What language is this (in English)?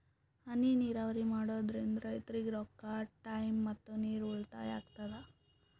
Kannada